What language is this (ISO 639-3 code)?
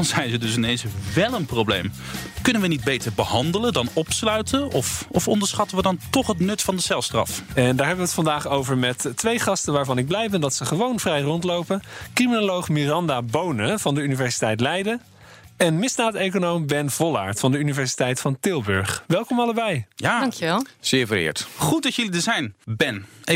nld